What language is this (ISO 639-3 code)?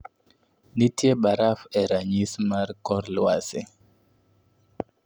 luo